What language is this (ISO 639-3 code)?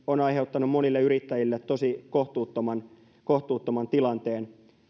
fin